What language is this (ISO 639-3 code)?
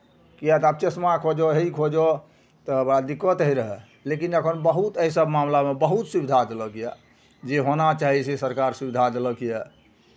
mai